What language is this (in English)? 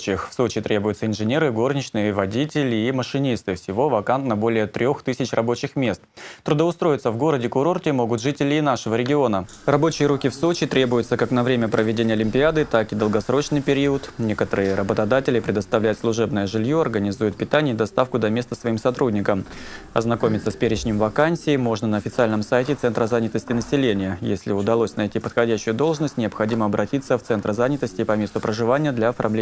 Russian